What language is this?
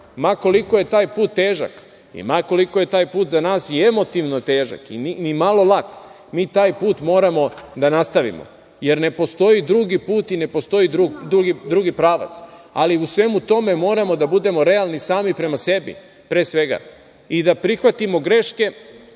Serbian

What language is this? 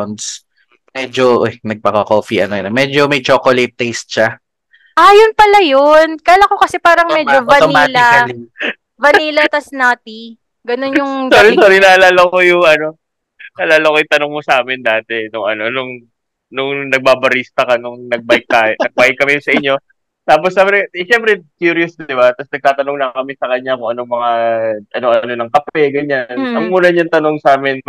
Filipino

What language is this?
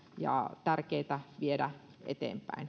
Finnish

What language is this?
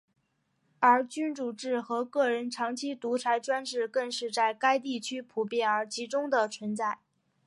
Chinese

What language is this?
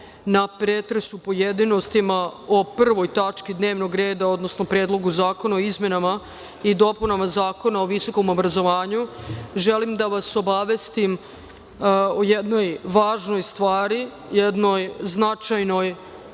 Serbian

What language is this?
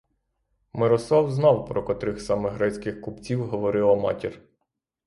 Ukrainian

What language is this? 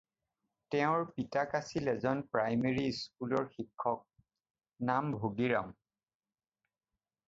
Assamese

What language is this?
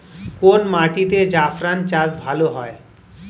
Bangla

